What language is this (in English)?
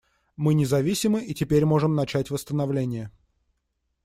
Russian